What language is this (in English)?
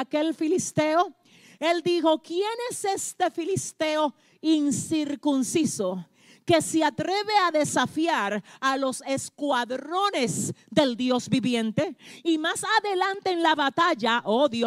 Spanish